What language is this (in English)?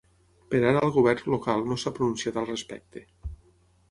Catalan